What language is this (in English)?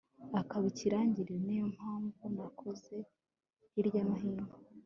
Kinyarwanda